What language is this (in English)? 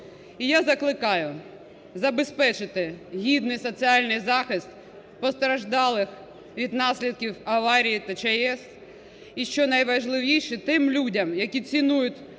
Ukrainian